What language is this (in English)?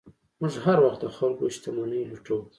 Pashto